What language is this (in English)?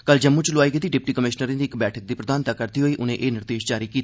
Dogri